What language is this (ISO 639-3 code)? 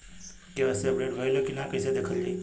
bho